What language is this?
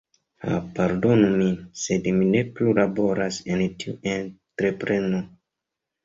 Esperanto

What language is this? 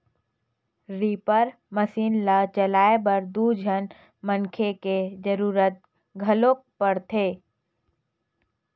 Chhattisgarhi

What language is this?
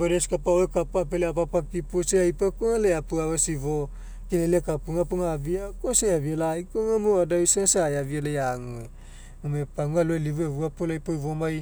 Mekeo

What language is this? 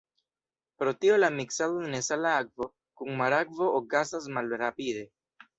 Esperanto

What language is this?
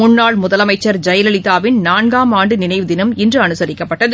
Tamil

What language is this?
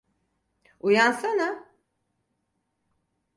Turkish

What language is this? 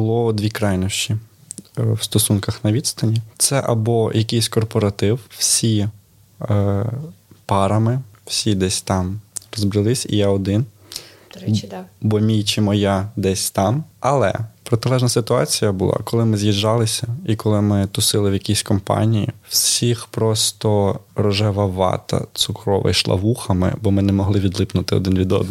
Ukrainian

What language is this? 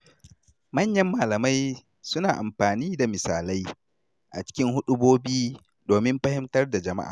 Hausa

